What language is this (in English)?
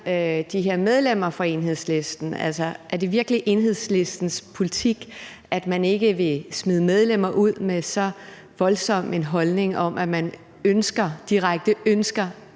Danish